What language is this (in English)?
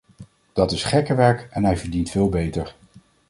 Dutch